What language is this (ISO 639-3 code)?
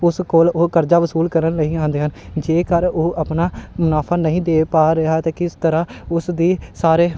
pan